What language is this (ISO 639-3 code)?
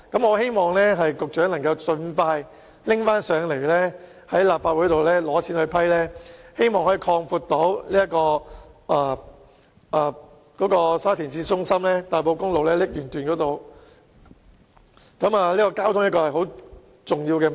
yue